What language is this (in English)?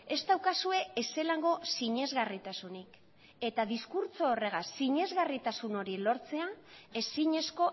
Basque